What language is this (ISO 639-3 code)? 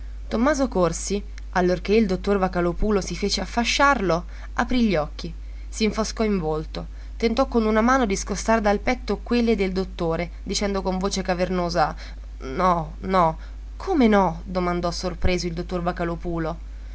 ita